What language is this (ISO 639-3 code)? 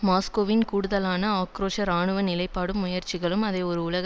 tam